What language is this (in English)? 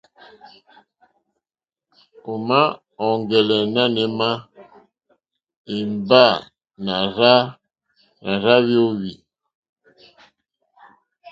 Mokpwe